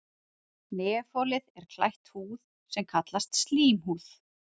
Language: Icelandic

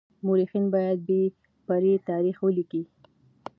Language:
Pashto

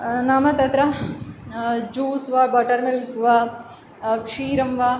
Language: Sanskrit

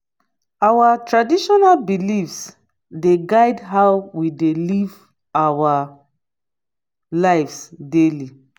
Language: Nigerian Pidgin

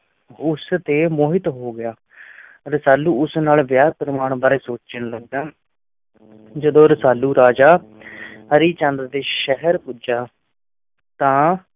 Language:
Punjabi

